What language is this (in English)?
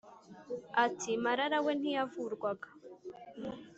Kinyarwanda